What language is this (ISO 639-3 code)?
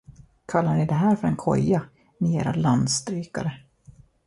swe